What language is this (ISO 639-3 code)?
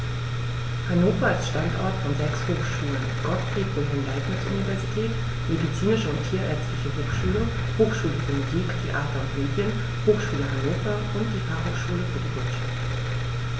deu